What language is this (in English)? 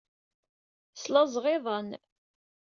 Kabyle